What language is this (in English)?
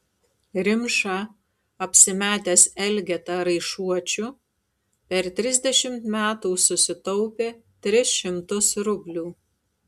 Lithuanian